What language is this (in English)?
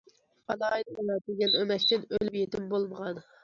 Uyghur